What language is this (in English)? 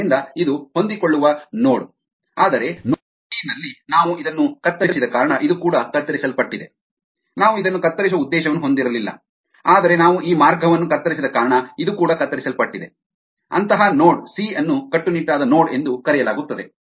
Kannada